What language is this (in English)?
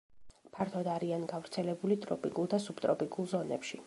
Georgian